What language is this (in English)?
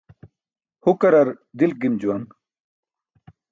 Burushaski